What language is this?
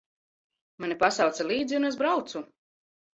Latvian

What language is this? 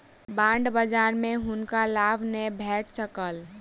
Maithili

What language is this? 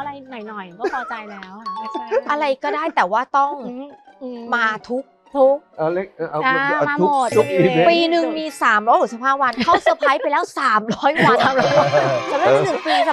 Thai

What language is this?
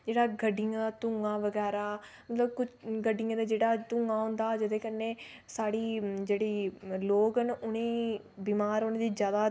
Dogri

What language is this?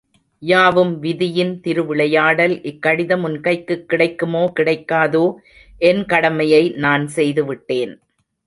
Tamil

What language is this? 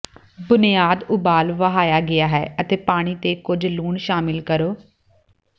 Punjabi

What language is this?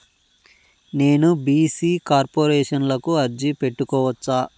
Telugu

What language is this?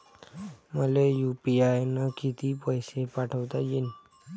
Marathi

